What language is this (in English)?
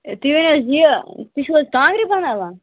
Kashmiri